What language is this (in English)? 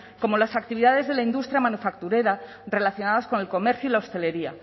Spanish